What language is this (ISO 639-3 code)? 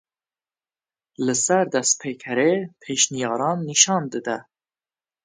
kur